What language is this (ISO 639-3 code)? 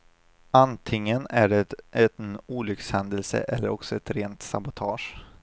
swe